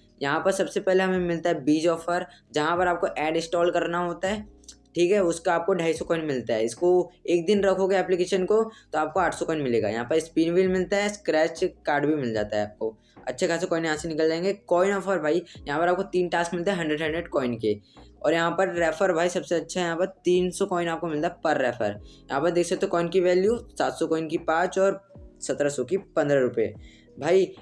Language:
Hindi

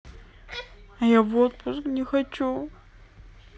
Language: Russian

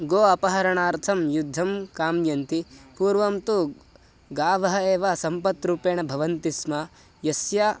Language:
Sanskrit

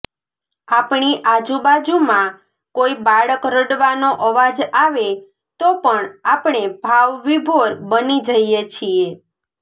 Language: Gujarati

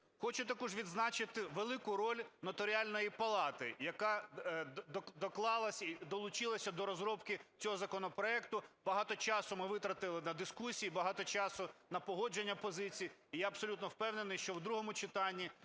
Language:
Ukrainian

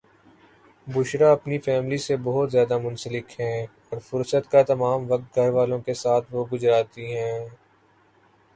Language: Urdu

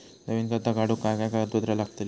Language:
Marathi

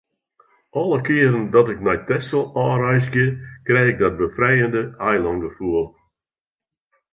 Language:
Western Frisian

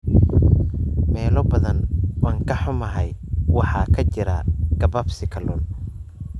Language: Somali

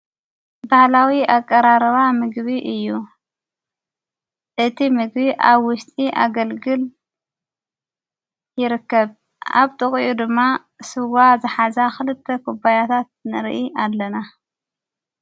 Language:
Tigrinya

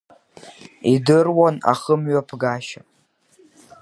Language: Abkhazian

